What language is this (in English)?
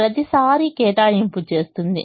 Telugu